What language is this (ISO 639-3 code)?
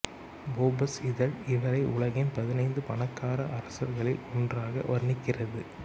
tam